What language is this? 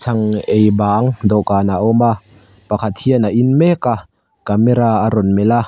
Mizo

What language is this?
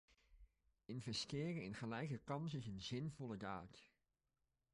Dutch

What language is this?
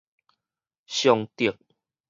Min Nan Chinese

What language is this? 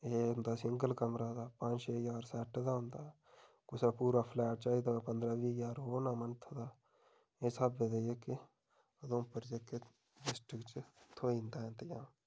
Dogri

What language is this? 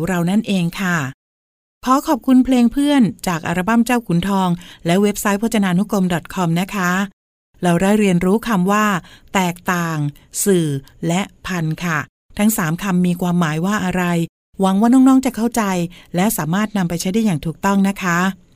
Thai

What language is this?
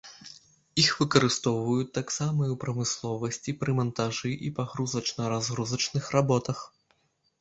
Belarusian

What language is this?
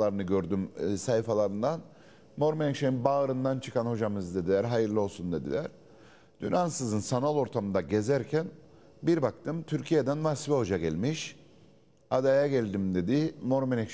Turkish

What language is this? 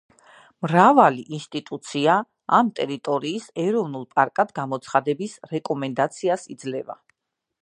Georgian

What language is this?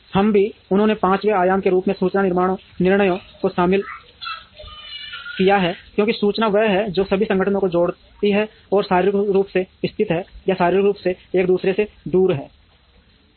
Hindi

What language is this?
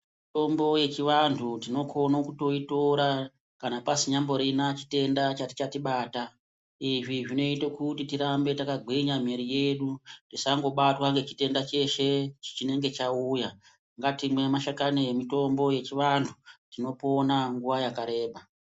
Ndau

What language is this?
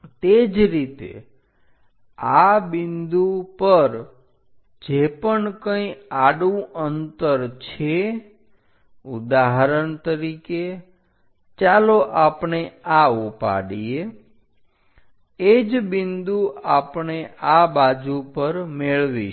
Gujarati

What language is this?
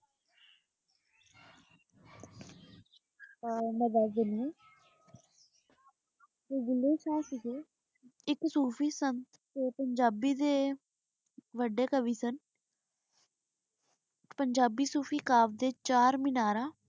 Punjabi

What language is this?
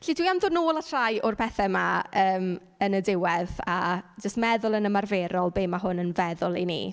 Welsh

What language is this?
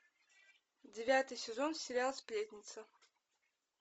Russian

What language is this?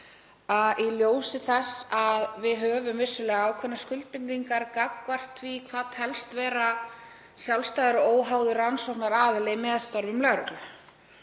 Icelandic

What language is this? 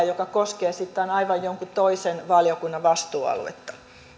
Finnish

